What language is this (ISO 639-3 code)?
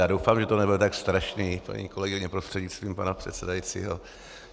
ces